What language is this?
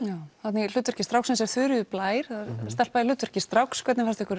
Icelandic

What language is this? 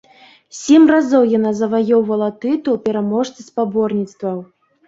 Belarusian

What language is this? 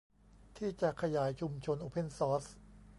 Thai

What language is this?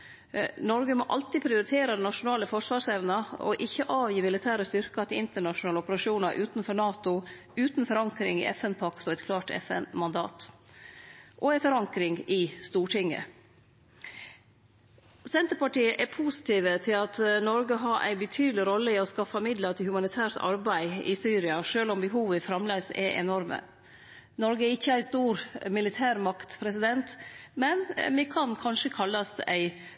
Norwegian Nynorsk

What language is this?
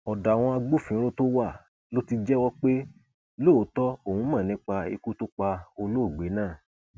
Yoruba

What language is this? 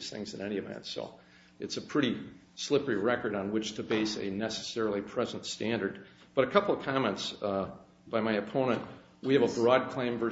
English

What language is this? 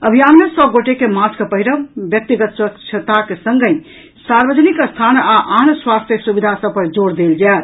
Maithili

